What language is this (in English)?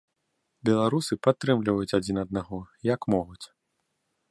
Belarusian